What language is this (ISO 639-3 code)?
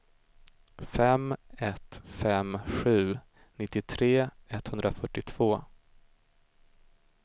swe